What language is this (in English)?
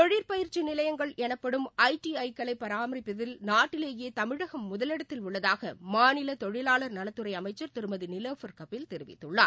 Tamil